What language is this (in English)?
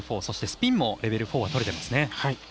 Japanese